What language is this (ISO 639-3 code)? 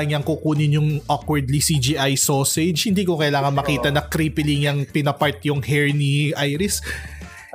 fil